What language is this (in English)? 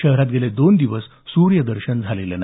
Marathi